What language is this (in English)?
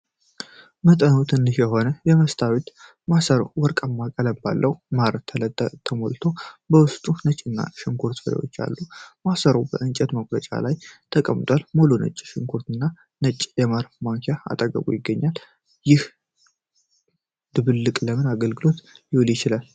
Amharic